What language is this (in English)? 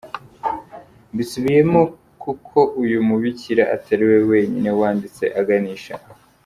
Kinyarwanda